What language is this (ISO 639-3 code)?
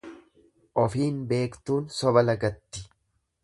orm